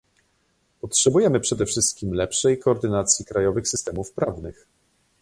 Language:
Polish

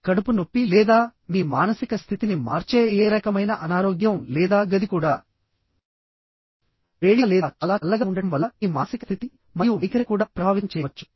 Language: Telugu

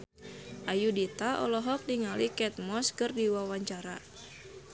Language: Sundanese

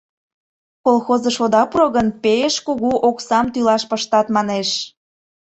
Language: Mari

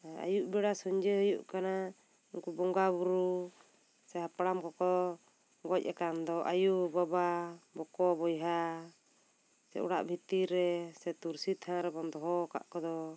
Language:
Santali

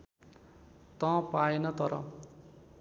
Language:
Nepali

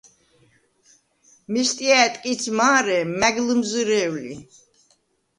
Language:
Svan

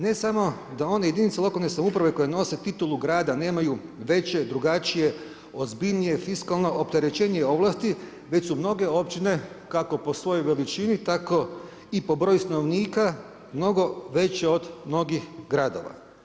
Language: Croatian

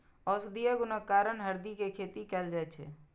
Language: Maithili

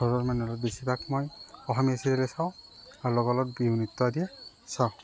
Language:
Assamese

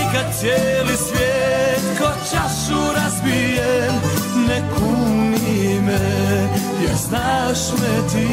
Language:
Croatian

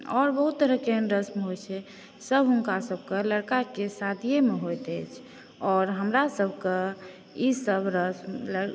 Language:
Maithili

